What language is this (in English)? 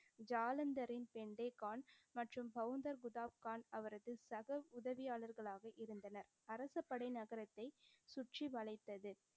Tamil